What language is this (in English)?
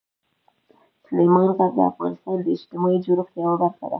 Pashto